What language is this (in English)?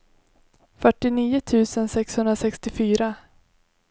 Swedish